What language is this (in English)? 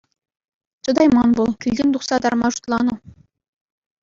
Chuvash